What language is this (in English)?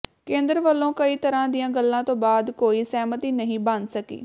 Punjabi